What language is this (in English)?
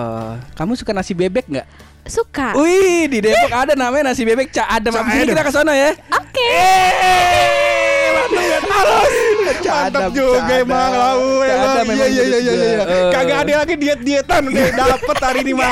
Indonesian